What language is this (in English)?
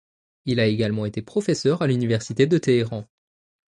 French